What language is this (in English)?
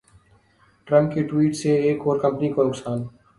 Urdu